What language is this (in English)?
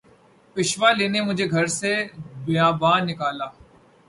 Urdu